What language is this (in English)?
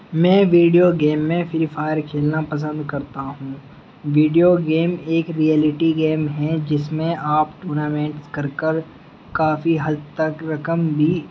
Urdu